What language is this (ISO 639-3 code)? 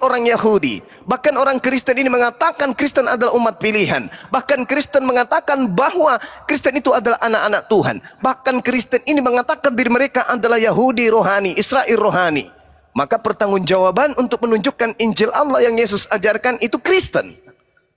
ind